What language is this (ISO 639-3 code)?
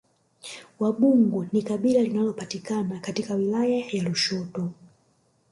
swa